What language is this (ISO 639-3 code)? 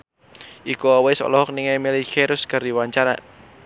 sun